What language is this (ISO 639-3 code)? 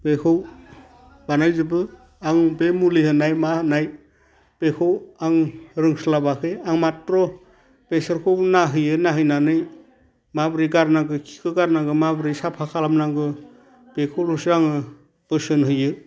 brx